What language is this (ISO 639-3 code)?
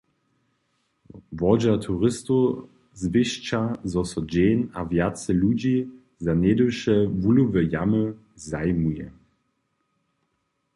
hsb